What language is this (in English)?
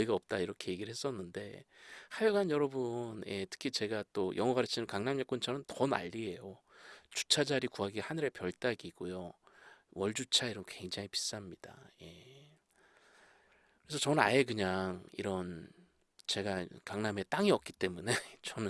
Korean